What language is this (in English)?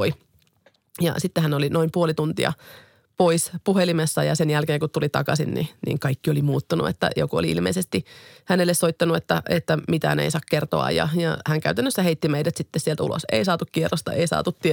Finnish